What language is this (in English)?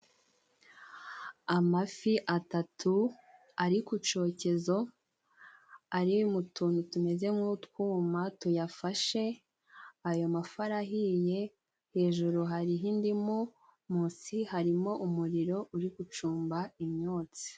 Kinyarwanda